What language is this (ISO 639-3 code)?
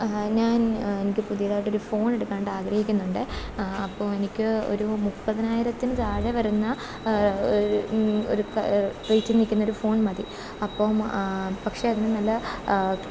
mal